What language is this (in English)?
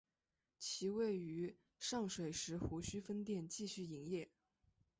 Chinese